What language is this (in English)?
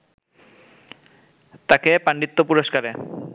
Bangla